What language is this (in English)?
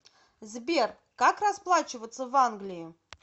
Russian